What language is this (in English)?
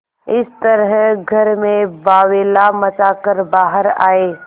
Hindi